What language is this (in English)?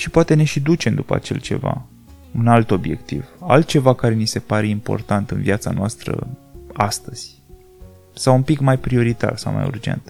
Romanian